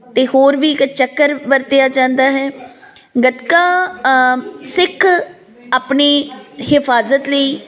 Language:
Punjabi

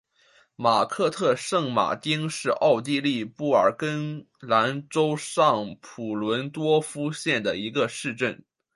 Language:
Chinese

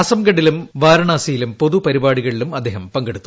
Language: Malayalam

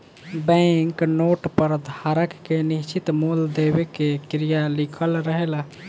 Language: Bhojpuri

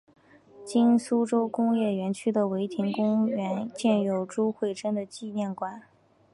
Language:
Chinese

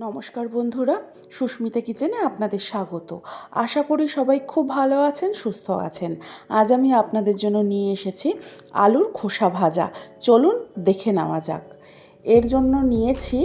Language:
Bangla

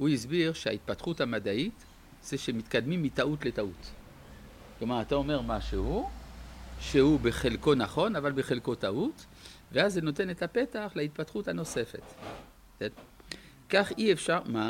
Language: Hebrew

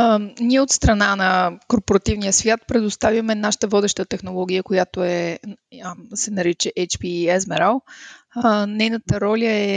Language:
Bulgarian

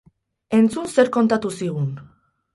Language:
Basque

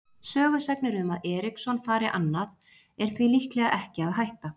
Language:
Icelandic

